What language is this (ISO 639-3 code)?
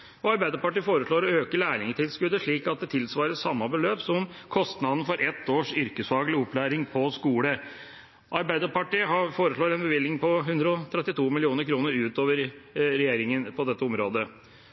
nob